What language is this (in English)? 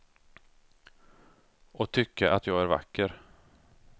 Swedish